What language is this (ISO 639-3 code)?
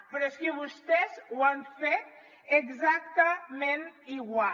cat